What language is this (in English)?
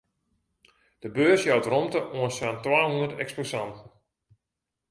Western Frisian